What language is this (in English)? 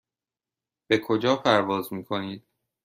Persian